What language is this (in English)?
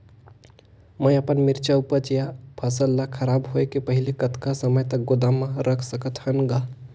Chhattisgarhi